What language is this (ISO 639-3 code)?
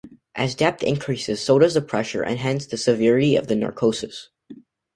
eng